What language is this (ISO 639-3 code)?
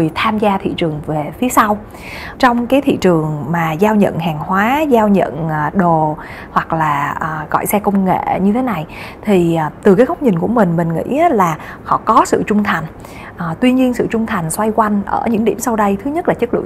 vie